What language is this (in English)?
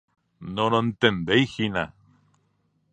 Guarani